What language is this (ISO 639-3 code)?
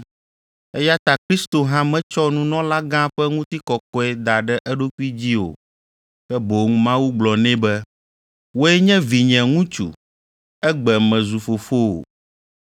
ewe